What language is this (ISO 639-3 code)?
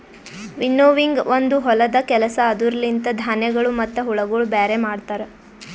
kan